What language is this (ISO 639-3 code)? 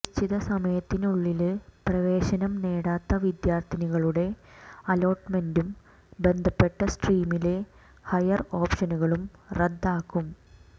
mal